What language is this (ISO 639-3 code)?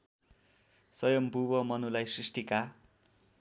nep